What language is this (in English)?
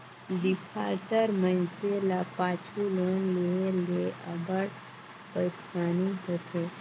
Chhattisgarhi